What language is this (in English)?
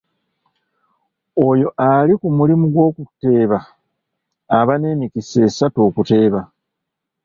Ganda